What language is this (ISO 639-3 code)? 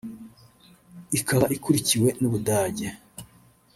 kin